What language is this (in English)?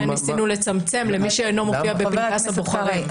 Hebrew